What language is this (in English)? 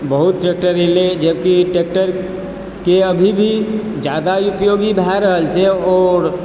Maithili